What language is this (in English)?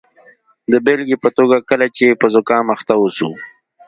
Pashto